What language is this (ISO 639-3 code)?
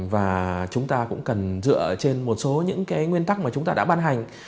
vie